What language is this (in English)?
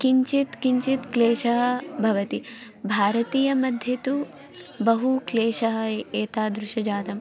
Sanskrit